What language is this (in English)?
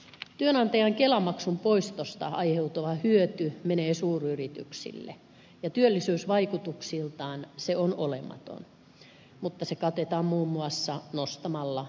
Finnish